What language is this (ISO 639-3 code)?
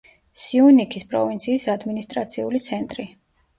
kat